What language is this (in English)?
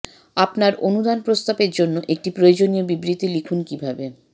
Bangla